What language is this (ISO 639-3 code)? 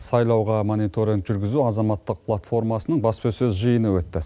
kaz